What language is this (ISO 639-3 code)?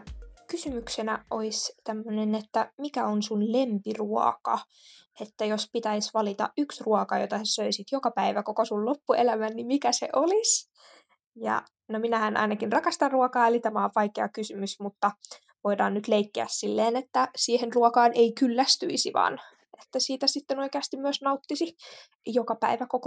fin